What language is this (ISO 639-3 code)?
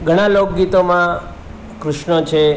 guj